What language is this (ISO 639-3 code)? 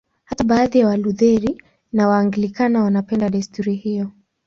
swa